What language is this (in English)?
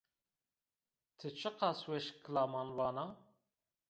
Zaza